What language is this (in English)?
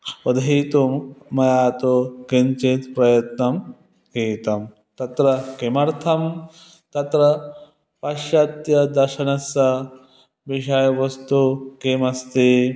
Sanskrit